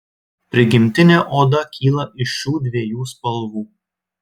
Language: Lithuanian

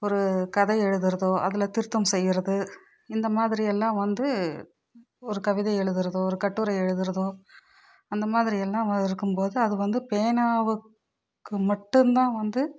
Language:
Tamil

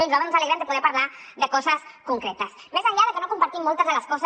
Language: Catalan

